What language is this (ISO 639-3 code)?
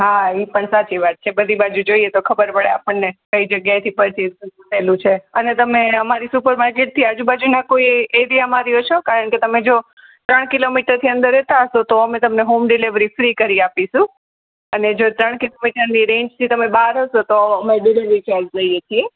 guj